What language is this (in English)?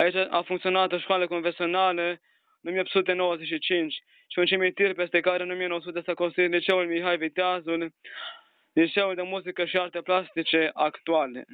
Romanian